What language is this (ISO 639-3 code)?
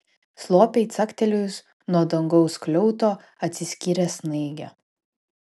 lit